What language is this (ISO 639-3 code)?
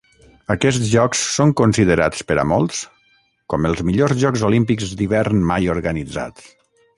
cat